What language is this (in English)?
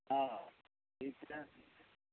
Urdu